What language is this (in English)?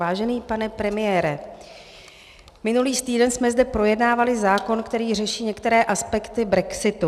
Czech